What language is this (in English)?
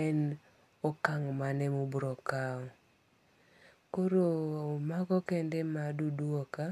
Luo (Kenya and Tanzania)